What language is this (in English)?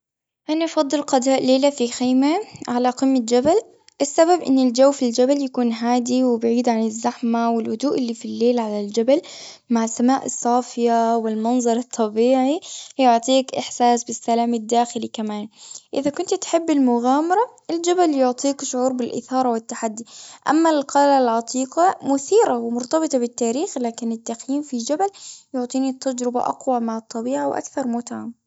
Gulf Arabic